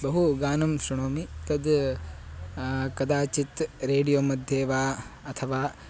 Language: Sanskrit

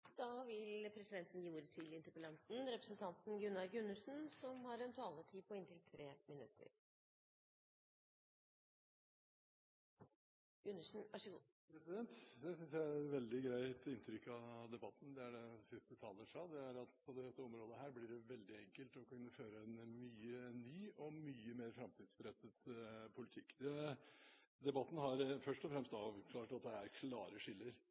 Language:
Norwegian Bokmål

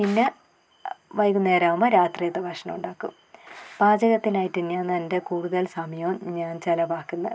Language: Malayalam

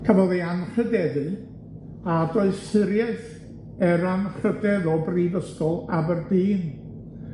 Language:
Welsh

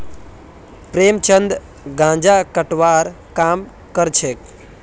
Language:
Magahi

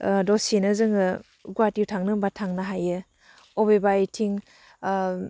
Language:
Bodo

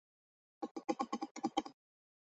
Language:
Chinese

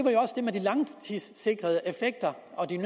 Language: Danish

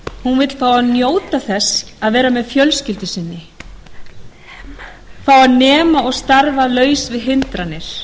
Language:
Icelandic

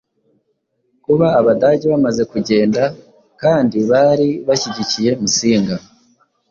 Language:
Kinyarwanda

